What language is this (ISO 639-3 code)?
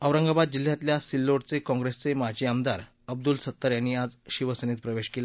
mar